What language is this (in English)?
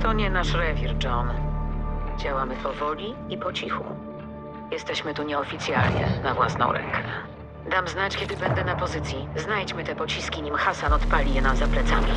Polish